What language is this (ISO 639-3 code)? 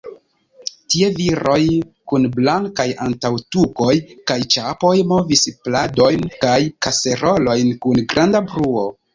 epo